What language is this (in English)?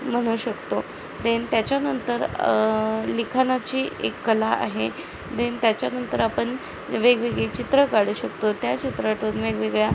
Marathi